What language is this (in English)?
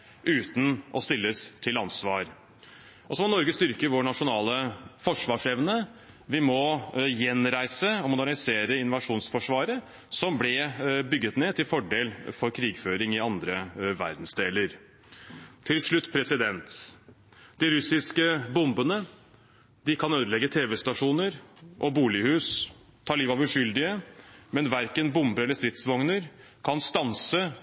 Norwegian Bokmål